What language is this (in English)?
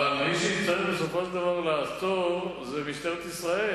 Hebrew